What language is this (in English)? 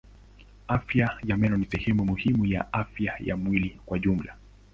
Swahili